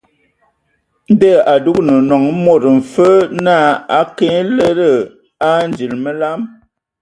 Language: Ewondo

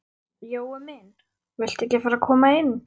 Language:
Icelandic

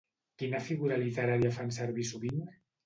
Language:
Catalan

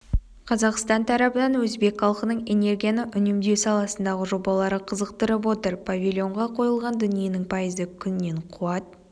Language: Kazakh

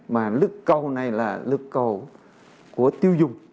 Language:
Vietnamese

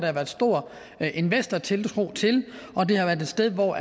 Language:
Danish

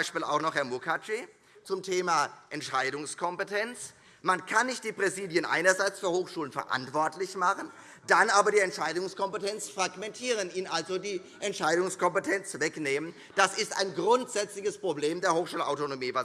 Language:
German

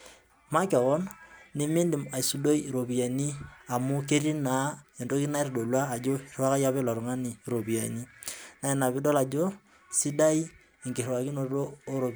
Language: Masai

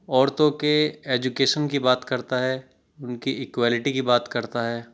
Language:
Urdu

